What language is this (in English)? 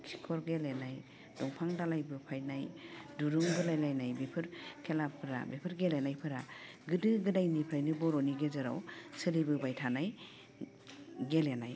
Bodo